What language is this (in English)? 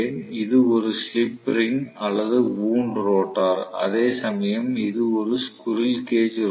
Tamil